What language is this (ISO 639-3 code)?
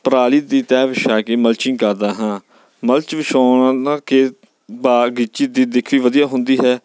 pan